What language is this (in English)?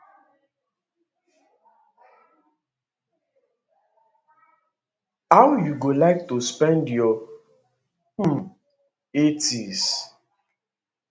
Nigerian Pidgin